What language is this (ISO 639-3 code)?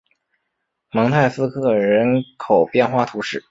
zho